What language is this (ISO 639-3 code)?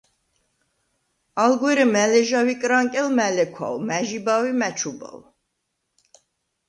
sva